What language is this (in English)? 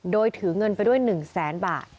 Thai